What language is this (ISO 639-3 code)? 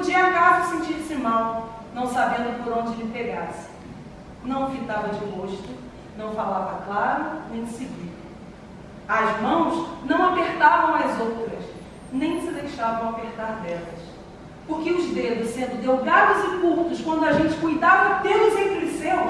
por